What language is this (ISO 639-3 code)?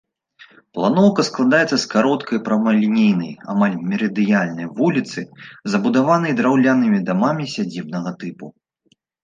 bel